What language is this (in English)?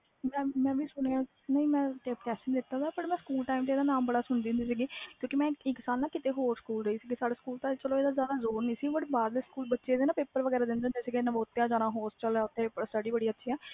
Punjabi